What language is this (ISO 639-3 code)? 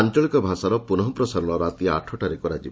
ori